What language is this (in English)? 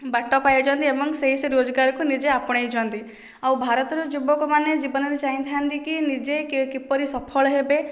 Odia